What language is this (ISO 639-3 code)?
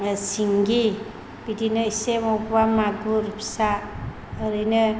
brx